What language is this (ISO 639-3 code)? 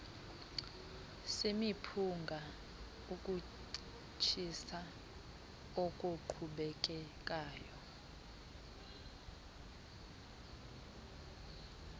xho